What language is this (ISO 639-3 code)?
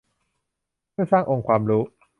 tha